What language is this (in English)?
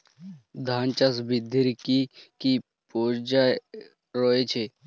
Bangla